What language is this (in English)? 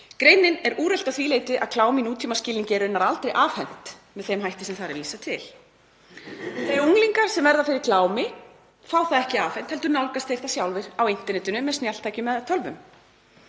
Icelandic